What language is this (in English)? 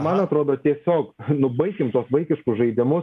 Lithuanian